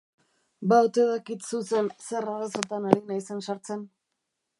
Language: Basque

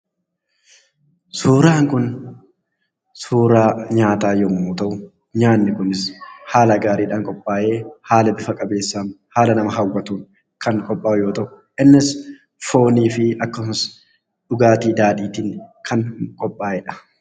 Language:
Oromo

